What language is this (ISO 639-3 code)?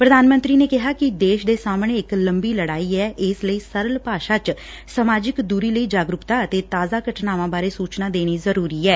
pan